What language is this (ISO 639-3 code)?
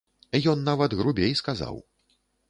bel